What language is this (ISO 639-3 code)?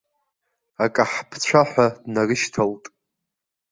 abk